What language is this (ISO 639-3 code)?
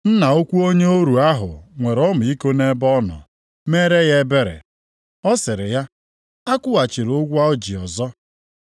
ibo